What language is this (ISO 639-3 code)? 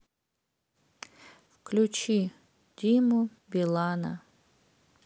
rus